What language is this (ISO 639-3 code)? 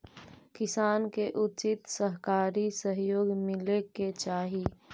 mag